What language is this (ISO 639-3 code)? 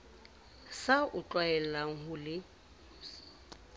sot